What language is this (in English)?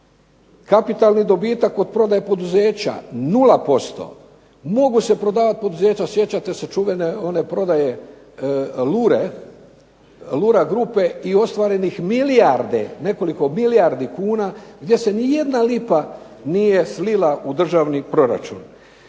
Croatian